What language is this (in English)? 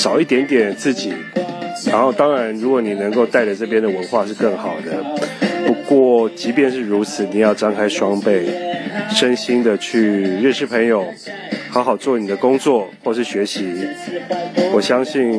Chinese